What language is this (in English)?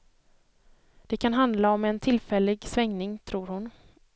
Swedish